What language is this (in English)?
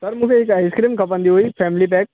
Sindhi